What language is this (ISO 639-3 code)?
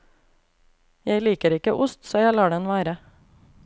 nor